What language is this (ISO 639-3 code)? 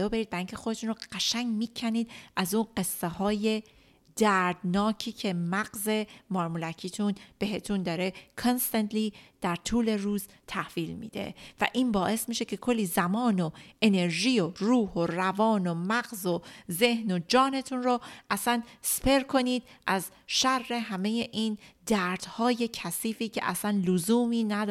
fas